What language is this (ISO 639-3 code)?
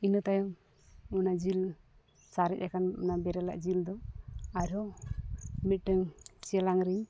sat